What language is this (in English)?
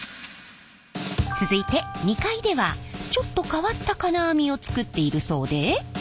Japanese